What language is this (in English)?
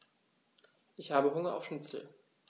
German